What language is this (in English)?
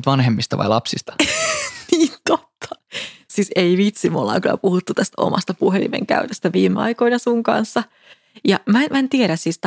Finnish